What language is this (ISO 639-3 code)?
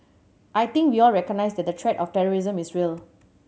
eng